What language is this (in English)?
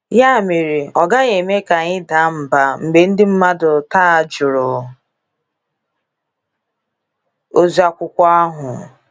Igbo